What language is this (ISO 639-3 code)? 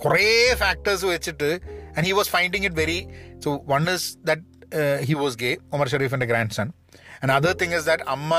mal